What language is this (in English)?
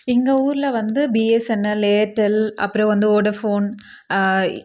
Tamil